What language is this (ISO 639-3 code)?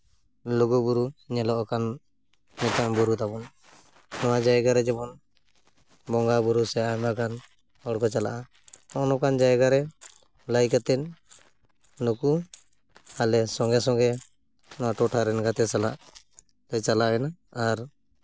sat